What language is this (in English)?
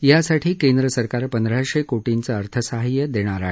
Marathi